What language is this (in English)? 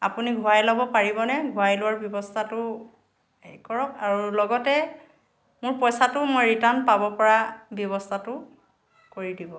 Assamese